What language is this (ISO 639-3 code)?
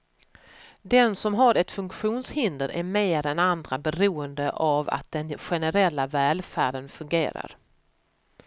swe